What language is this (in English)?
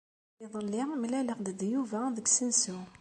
Kabyle